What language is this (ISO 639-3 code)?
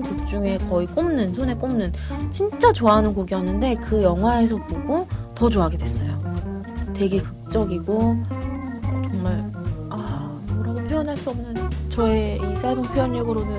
kor